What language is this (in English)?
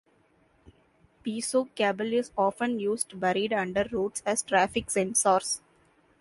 English